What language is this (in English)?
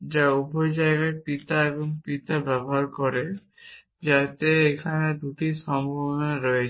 Bangla